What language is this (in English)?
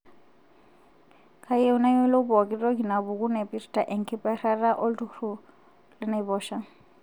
Masai